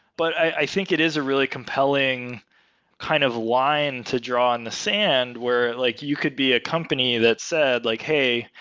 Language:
English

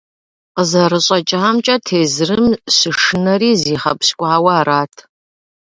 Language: Kabardian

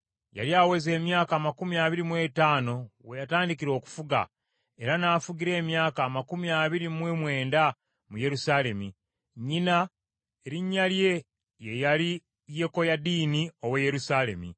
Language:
Ganda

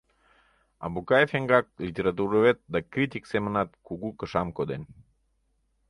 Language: Mari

